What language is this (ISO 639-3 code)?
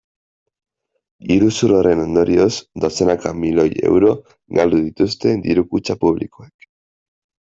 eus